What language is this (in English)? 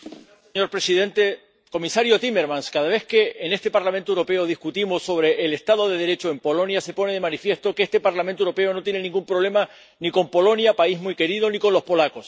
Spanish